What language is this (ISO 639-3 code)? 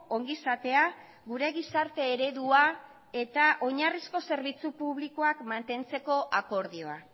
eus